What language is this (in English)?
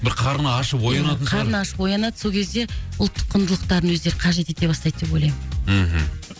Kazakh